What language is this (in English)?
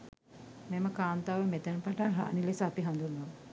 Sinhala